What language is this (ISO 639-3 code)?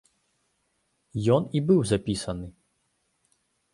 bel